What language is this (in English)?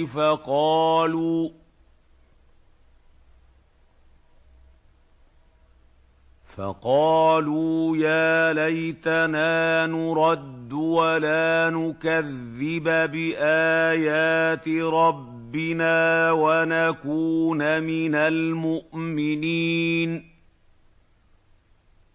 Arabic